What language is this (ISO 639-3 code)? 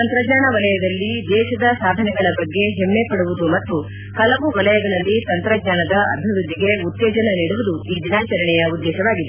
kan